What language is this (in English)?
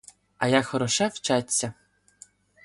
Ukrainian